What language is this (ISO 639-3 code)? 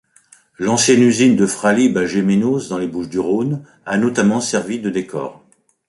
fra